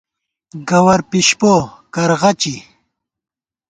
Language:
Gawar-Bati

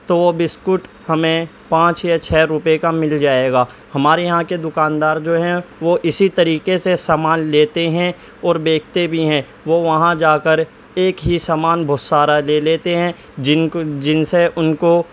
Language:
Urdu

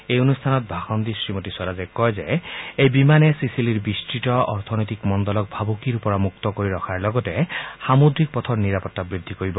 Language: Assamese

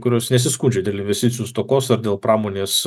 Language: Lithuanian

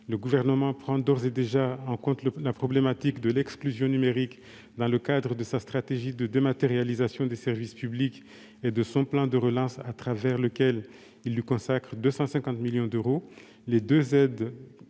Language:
French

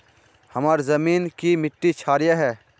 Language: Magahi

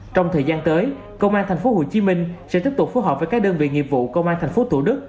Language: Vietnamese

